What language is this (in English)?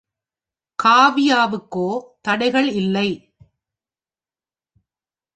Tamil